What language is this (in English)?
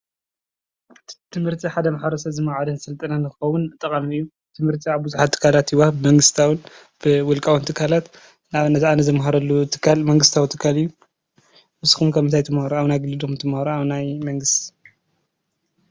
Tigrinya